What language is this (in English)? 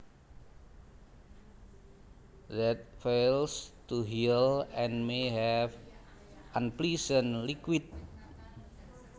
Javanese